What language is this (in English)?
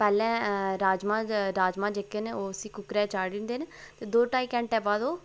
Dogri